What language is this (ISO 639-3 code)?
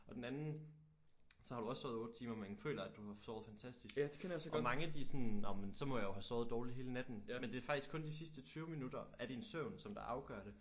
dan